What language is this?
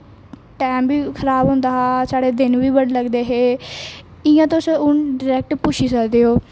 Dogri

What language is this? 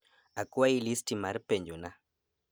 Luo (Kenya and Tanzania)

